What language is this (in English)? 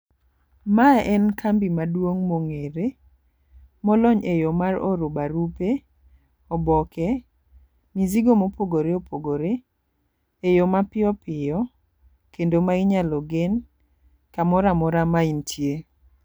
Luo (Kenya and Tanzania)